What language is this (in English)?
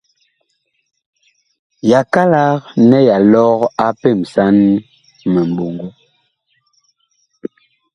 Bakoko